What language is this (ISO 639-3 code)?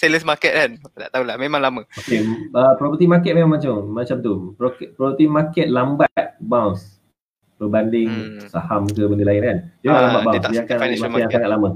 msa